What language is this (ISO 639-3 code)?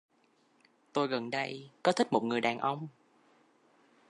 vie